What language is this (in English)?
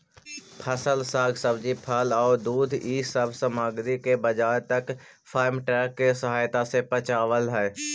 Magahi